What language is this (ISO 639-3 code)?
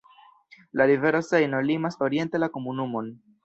epo